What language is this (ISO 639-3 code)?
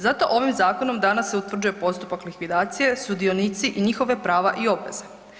hrv